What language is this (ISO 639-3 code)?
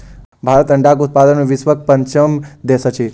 mai